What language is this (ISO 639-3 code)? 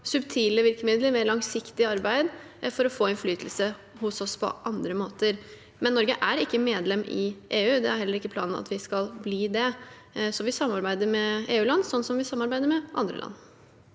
nor